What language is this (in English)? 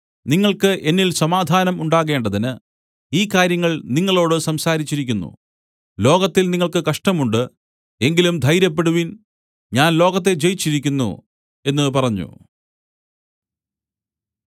Malayalam